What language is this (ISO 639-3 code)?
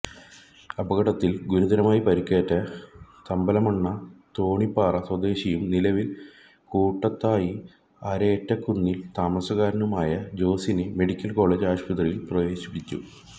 mal